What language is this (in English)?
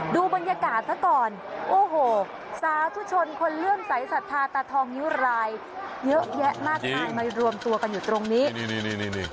Thai